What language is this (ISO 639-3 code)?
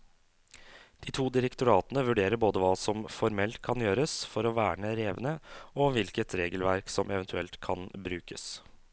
nor